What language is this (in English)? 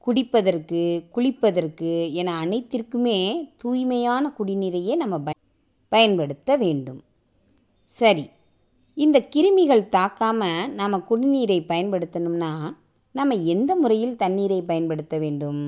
Tamil